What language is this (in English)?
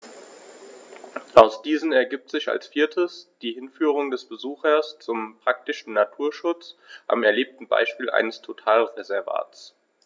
German